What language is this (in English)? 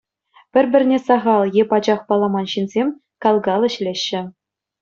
Chuvash